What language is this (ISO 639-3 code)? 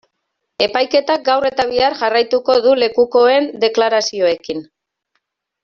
eus